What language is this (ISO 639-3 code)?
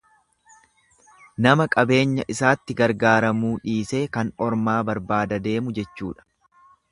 orm